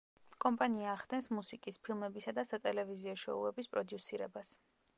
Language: Georgian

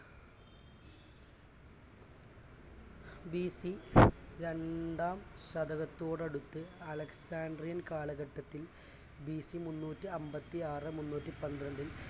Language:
Malayalam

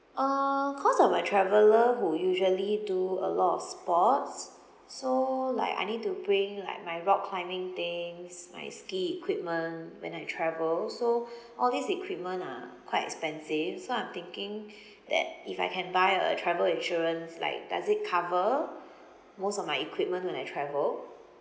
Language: English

